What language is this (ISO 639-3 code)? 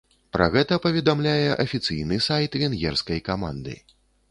bel